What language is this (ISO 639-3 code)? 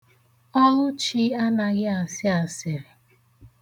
ibo